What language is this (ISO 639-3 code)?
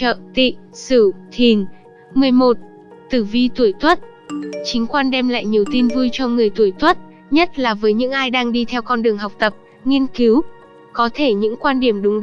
vie